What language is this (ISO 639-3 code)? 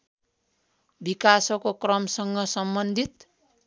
nep